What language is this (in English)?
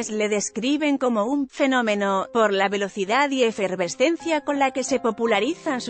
Spanish